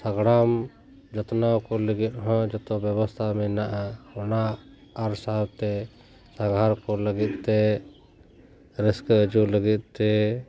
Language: Santali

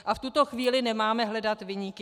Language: Czech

